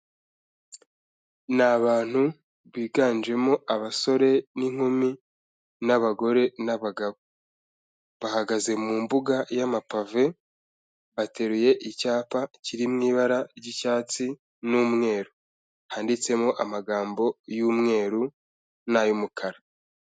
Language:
Kinyarwanda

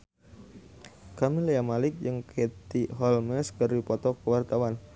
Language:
Sundanese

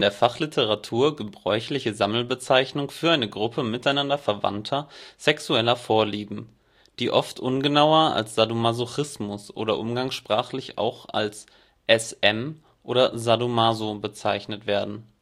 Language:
German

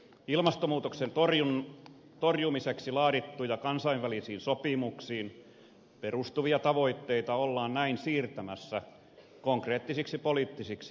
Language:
Finnish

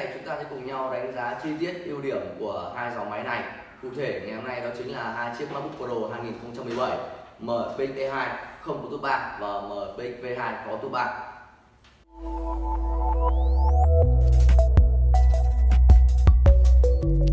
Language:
Vietnamese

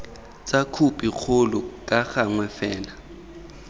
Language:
Tswana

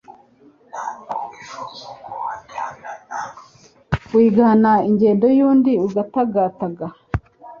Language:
Kinyarwanda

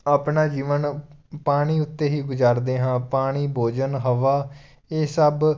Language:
Punjabi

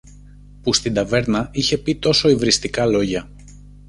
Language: Greek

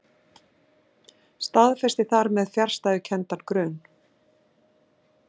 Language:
Icelandic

